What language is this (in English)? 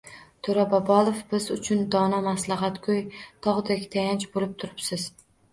Uzbek